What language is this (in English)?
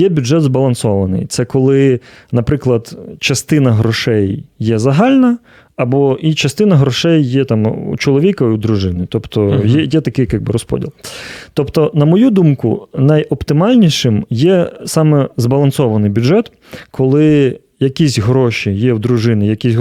Ukrainian